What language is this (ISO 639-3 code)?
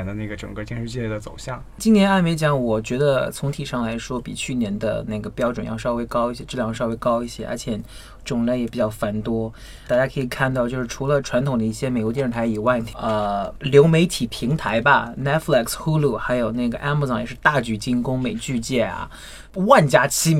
zho